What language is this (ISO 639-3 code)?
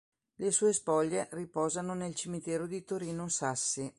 ita